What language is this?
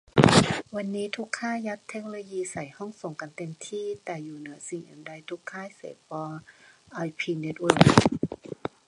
Thai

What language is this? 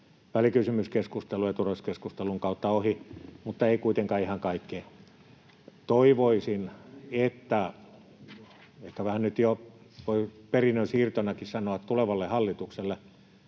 Finnish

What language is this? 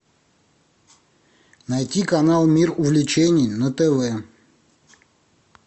Russian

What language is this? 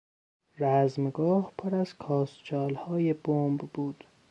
Persian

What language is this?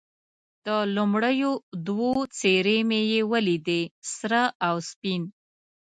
Pashto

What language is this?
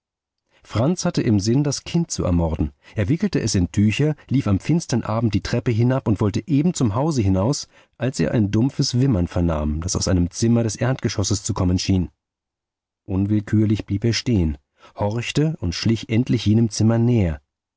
German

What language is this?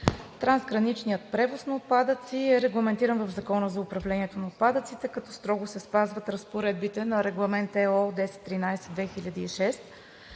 Bulgarian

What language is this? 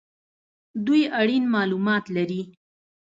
Pashto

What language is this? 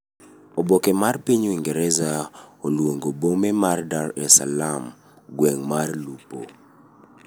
Luo (Kenya and Tanzania)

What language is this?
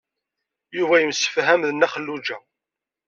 Kabyle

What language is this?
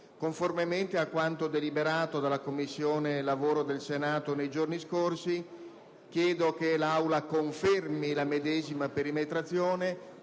Italian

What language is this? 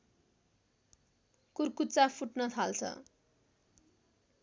Nepali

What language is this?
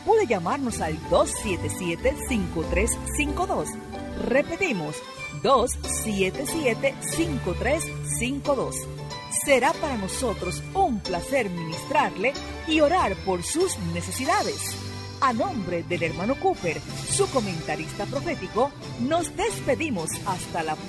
Spanish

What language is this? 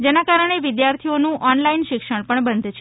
Gujarati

